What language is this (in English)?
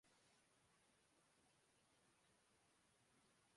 Urdu